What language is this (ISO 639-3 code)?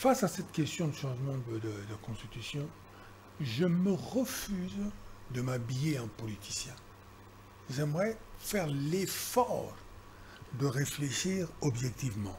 fra